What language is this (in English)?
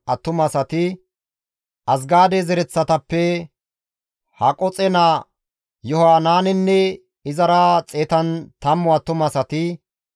Gamo